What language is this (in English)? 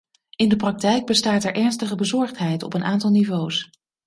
Dutch